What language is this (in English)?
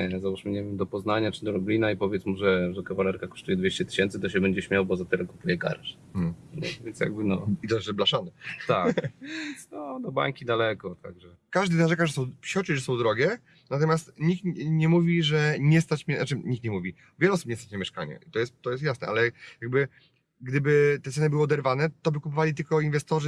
Polish